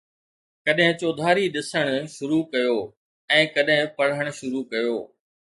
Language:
Sindhi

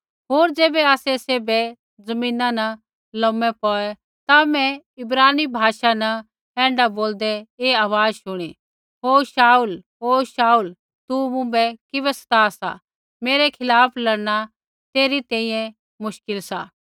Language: Kullu Pahari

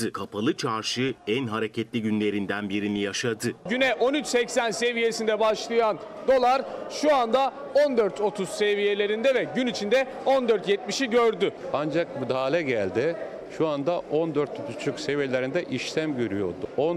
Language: Turkish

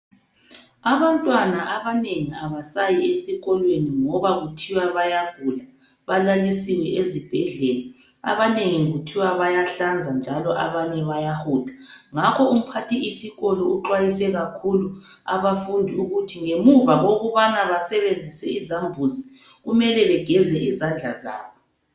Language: North Ndebele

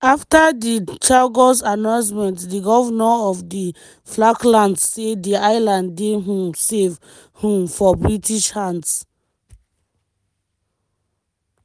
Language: Nigerian Pidgin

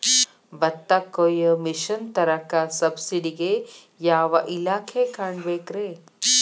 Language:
Kannada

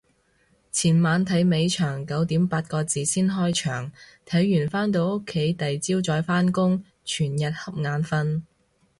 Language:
Cantonese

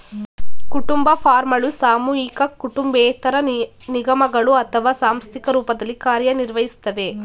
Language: Kannada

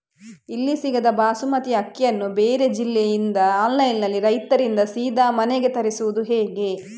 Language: Kannada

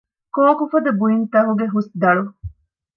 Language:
Divehi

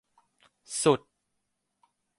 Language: Thai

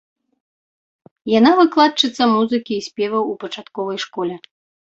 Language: Belarusian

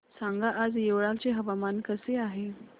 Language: Marathi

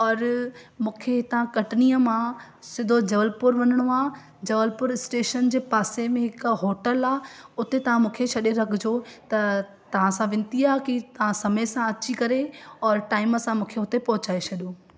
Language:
Sindhi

